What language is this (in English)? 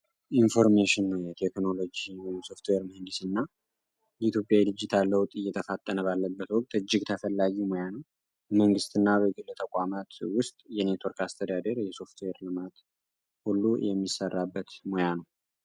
Amharic